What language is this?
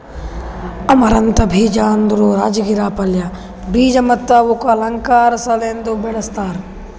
Kannada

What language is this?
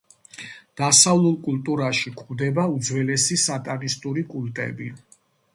Georgian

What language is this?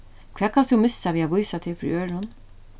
Faroese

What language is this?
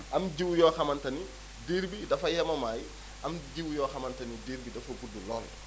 Wolof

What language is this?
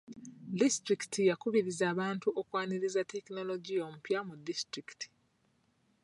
Ganda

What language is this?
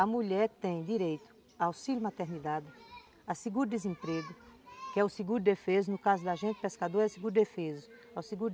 Portuguese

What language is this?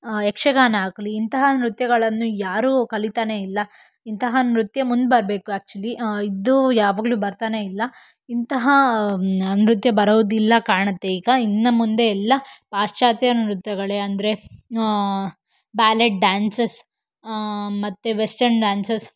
Kannada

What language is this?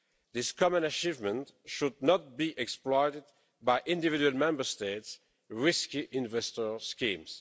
English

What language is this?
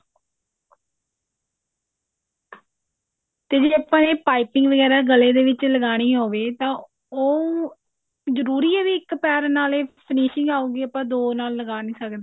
Punjabi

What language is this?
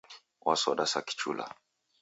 Taita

